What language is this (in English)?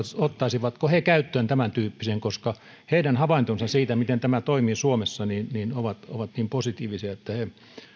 Finnish